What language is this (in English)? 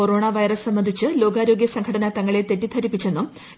Malayalam